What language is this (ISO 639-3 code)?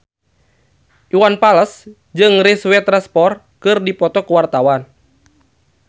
sun